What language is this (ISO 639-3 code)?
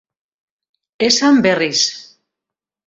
eus